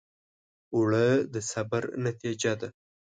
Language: Pashto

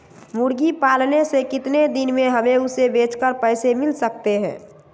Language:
Magahi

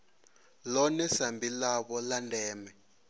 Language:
Venda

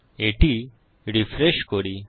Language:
Bangla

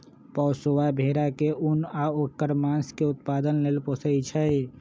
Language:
Magahi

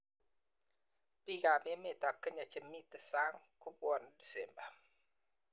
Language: Kalenjin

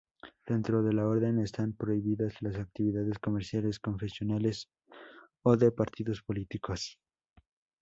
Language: Spanish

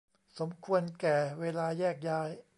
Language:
Thai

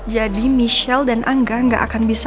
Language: Indonesian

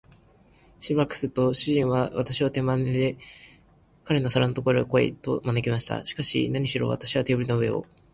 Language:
Japanese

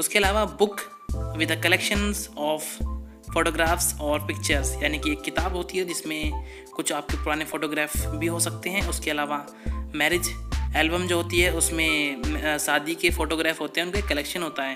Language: Hindi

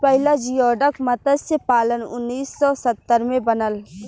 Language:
Bhojpuri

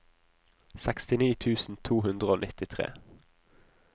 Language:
Norwegian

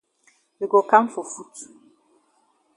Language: Cameroon Pidgin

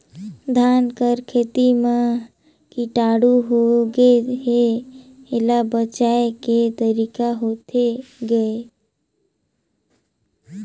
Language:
Chhattisgarhi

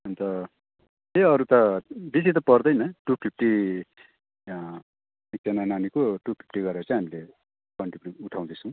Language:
Nepali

